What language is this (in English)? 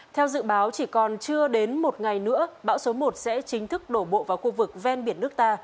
Vietnamese